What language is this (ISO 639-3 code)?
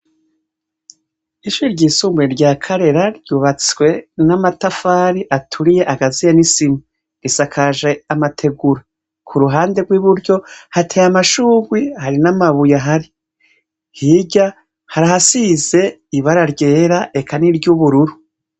run